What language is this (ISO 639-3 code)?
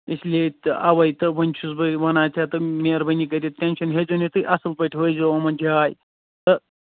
kas